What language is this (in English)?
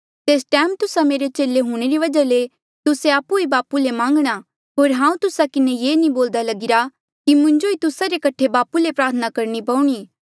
Mandeali